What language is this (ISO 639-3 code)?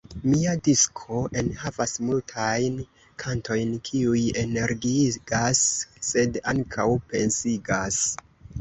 epo